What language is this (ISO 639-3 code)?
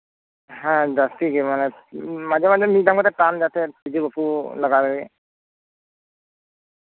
sat